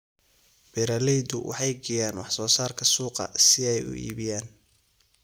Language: Somali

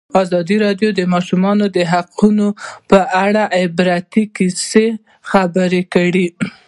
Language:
Pashto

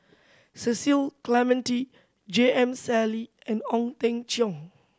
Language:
English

